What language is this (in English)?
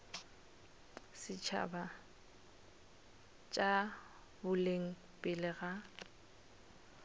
Northern Sotho